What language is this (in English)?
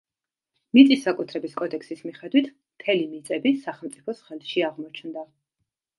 Georgian